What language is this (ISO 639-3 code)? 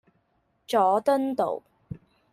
yue